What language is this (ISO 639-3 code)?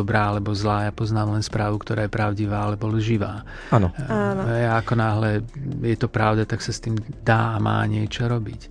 slk